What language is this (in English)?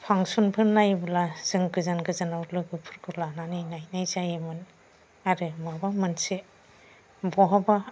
Bodo